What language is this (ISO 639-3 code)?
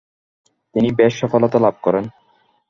ben